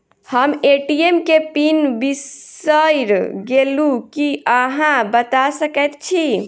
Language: Maithili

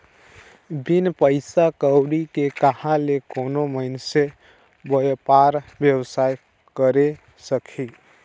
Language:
Chhattisgarhi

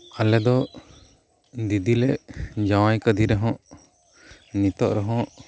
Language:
Santali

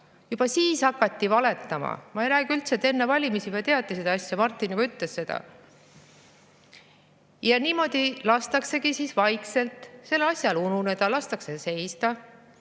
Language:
Estonian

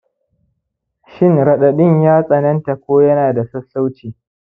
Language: Hausa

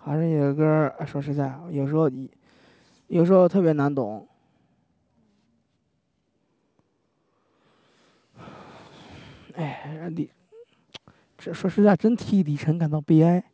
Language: Chinese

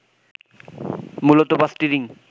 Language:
Bangla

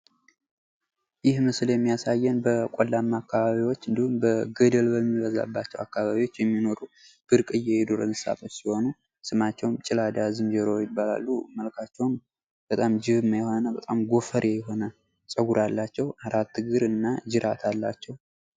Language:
Amharic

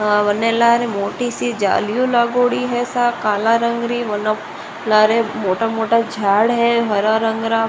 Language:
Rajasthani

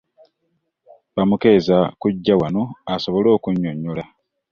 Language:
Ganda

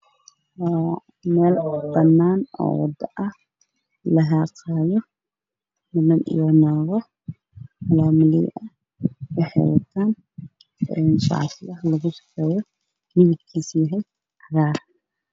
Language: Somali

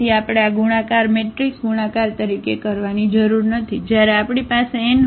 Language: Gujarati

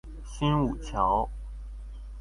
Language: Chinese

